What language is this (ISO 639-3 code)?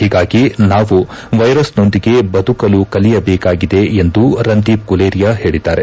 kan